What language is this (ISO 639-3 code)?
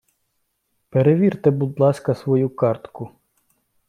ukr